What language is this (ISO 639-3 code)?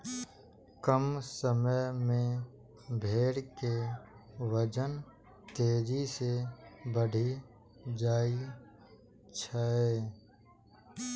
mai